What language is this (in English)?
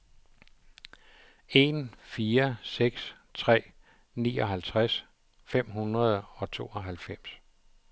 Danish